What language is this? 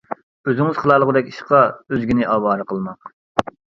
Uyghur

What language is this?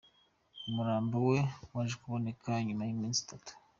Kinyarwanda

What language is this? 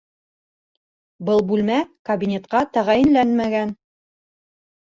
Bashkir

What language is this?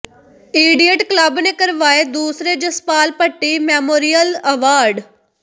Punjabi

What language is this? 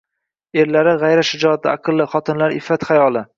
Uzbek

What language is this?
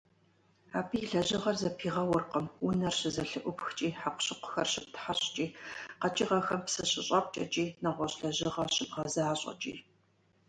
Kabardian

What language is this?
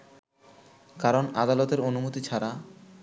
Bangla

